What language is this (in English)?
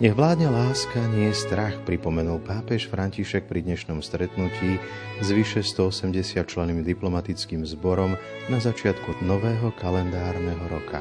Slovak